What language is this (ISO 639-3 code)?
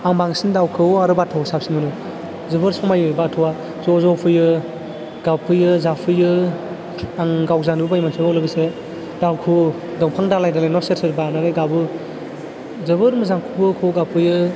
brx